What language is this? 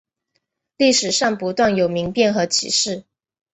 Chinese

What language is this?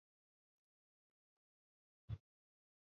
Swahili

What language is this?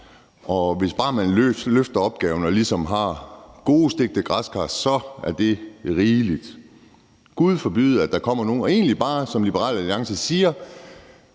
Danish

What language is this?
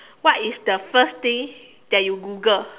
English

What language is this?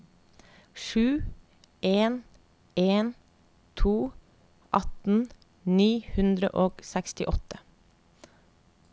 Norwegian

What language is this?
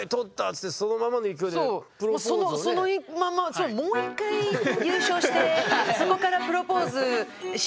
Japanese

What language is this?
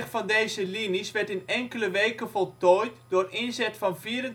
Dutch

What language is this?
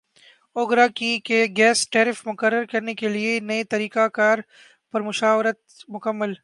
Urdu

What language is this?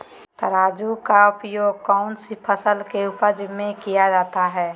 Magahi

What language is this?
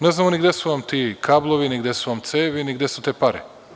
Serbian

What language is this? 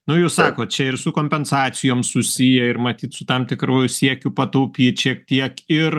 Lithuanian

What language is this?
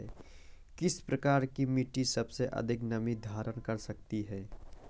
Hindi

